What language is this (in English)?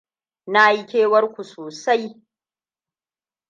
Hausa